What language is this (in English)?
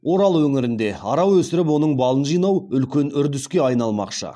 Kazakh